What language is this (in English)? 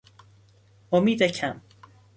Persian